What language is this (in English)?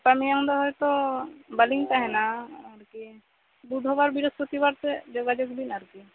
Santali